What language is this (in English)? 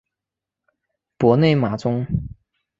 Chinese